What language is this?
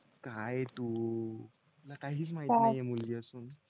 Marathi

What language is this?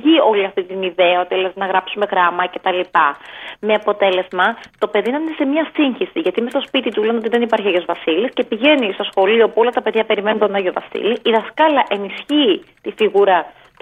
Greek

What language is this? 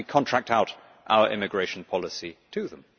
English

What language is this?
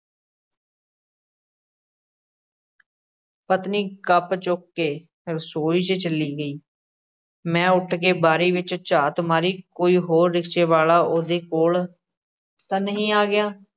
Punjabi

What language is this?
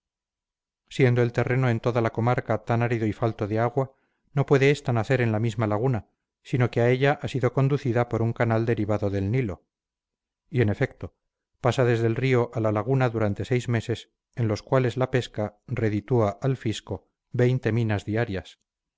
Spanish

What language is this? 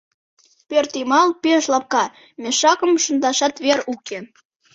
Mari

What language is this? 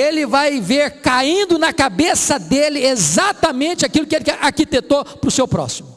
Portuguese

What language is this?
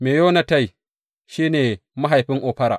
Hausa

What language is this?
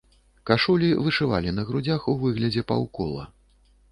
Belarusian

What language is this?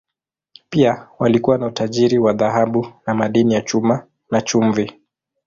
Swahili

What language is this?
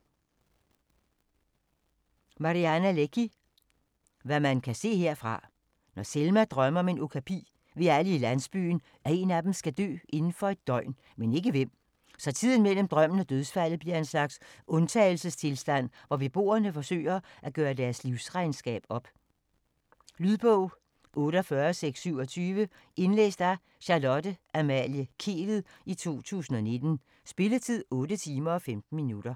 Danish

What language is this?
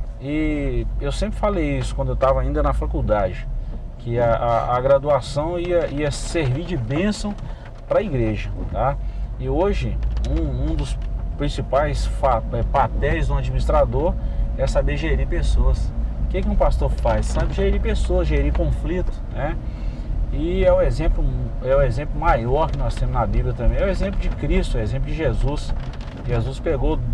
Portuguese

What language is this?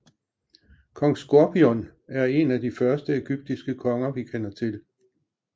Danish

